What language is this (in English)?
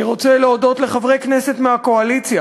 Hebrew